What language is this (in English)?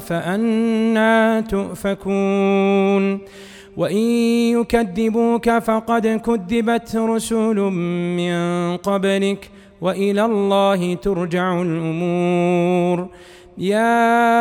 Arabic